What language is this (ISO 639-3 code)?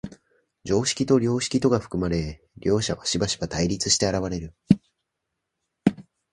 jpn